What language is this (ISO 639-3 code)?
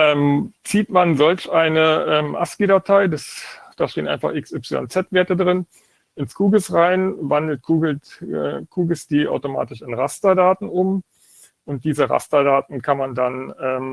deu